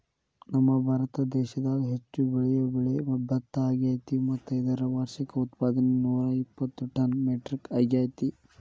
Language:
Kannada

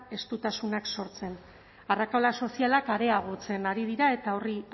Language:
Basque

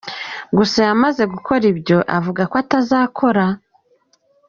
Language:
Kinyarwanda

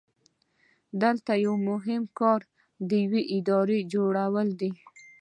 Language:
Pashto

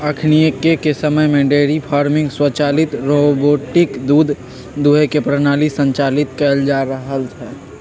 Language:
Magahi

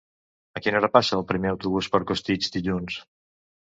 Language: Catalan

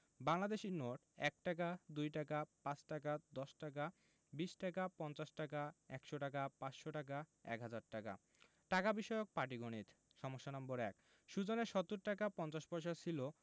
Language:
Bangla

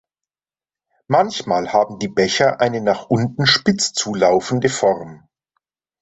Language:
German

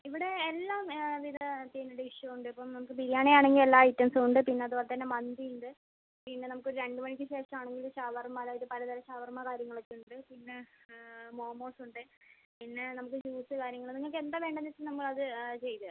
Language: Malayalam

